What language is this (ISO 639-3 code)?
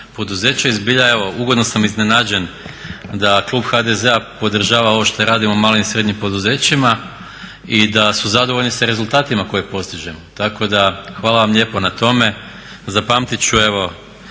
hrv